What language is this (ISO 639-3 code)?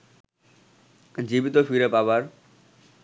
ben